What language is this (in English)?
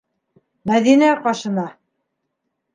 Bashkir